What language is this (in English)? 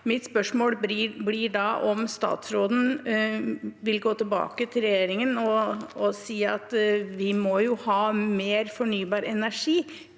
Norwegian